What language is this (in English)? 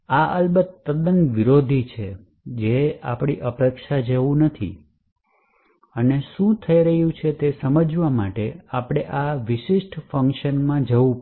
Gujarati